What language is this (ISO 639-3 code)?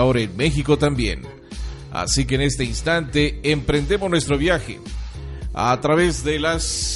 spa